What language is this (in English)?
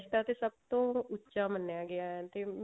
Punjabi